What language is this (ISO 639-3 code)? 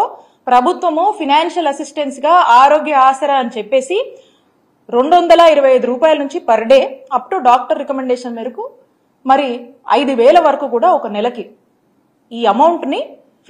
tel